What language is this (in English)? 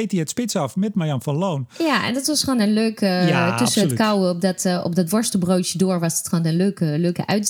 Dutch